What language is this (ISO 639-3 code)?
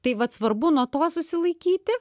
lit